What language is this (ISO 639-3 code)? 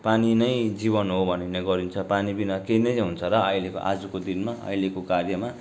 nep